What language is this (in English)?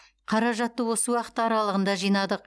Kazakh